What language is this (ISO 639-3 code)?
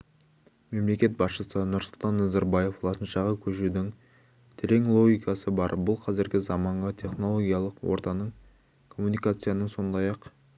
kaz